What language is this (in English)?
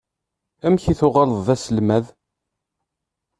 Kabyle